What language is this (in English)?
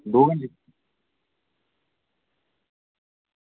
Dogri